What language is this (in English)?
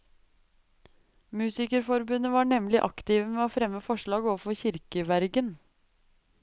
Norwegian